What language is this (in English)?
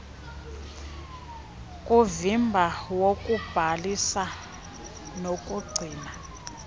Xhosa